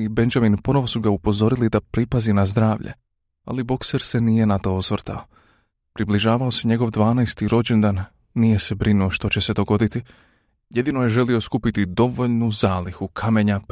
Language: Croatian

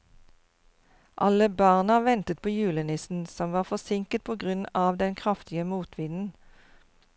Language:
Norwegian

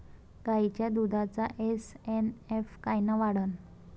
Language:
Marathi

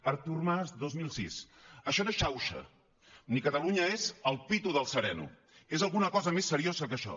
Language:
Catalan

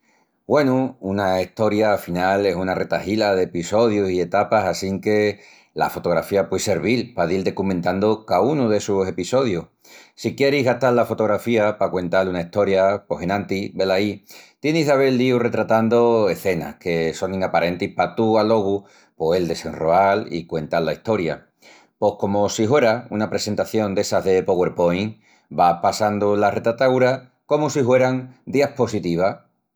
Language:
Extremaduran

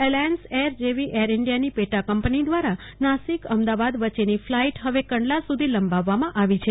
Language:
Gujarati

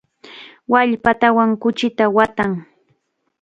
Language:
Chiquián Ancash Quechua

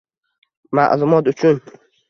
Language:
Uzbek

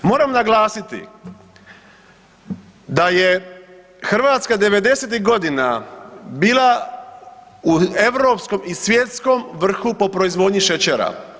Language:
Croatian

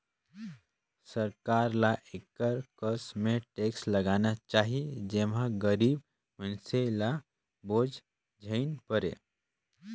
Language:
Chhattisgarhi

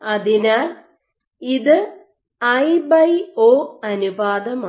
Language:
Malayalam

